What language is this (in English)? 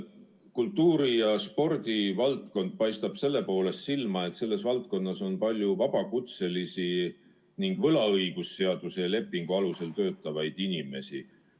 Estonian